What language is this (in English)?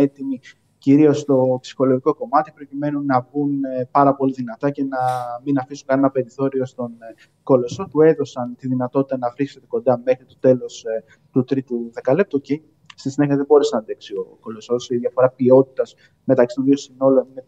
Greek